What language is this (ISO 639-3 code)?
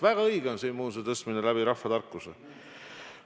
est